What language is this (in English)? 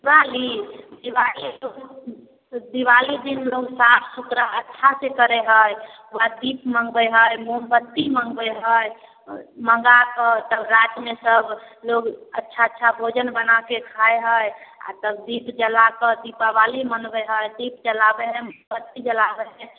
Maithili